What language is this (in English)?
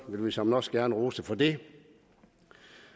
Danish